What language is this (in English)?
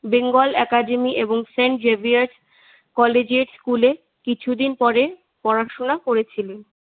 Bangla